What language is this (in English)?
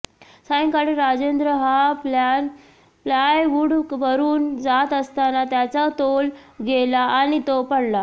Marathi